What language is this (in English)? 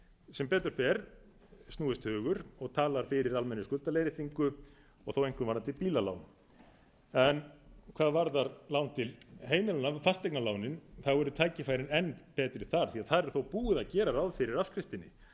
Icelandic